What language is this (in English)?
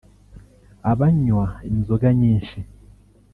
Kinyarwanda